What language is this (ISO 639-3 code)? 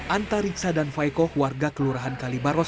ind